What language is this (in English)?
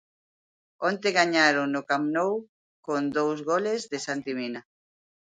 Galician